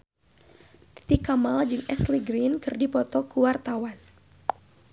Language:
Sundanese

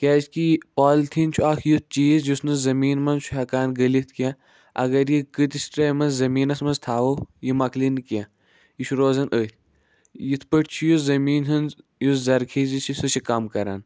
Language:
Kashmiri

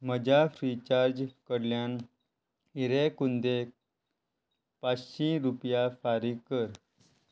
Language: Konkani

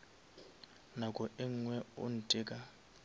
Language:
Northern Sotho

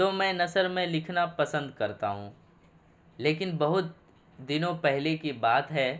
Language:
Urdu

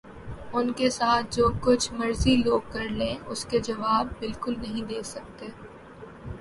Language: Urdu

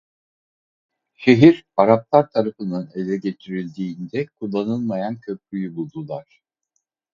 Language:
Turkish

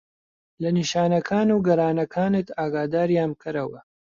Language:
Central Kurdish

